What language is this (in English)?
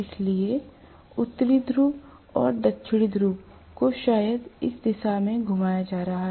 Hindi